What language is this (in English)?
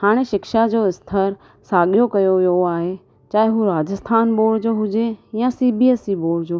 Sindhi